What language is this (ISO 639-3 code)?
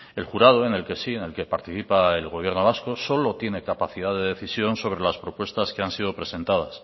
spa